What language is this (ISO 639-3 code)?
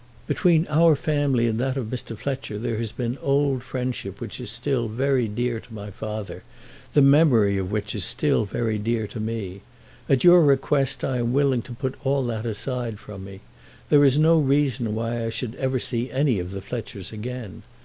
eng